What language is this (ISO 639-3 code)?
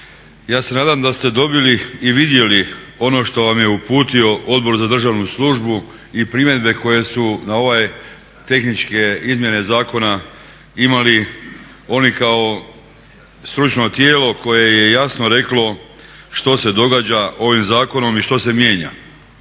hrv